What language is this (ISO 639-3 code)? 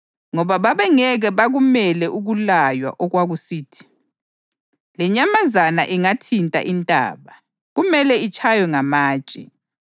nde